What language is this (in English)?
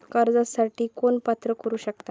Marathi